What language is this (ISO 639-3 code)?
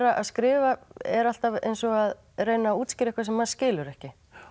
isl